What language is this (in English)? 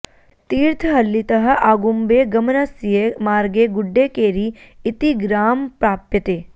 Sanskrit